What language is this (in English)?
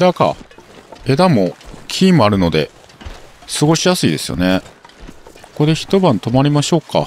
Japanese